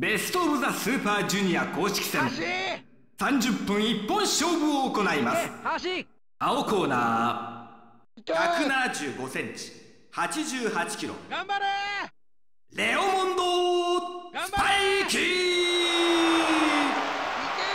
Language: Japanese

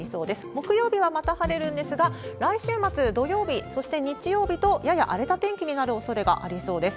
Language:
Japanese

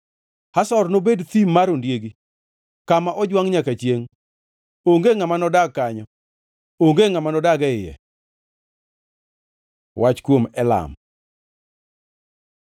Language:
Luo (Kenya and Tanzania)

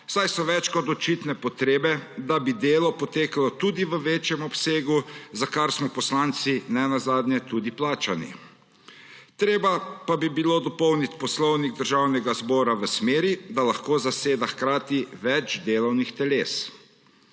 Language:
Slovenian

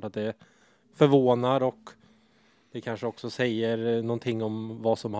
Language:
Swedish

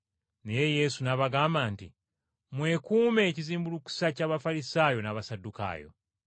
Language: Ganda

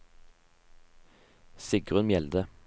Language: Norwegian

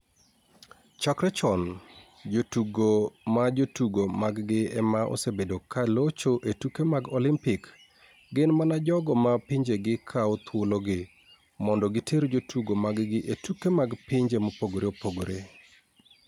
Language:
Luo (Kenya and Tanzania)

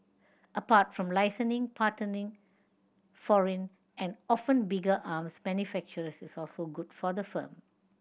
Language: English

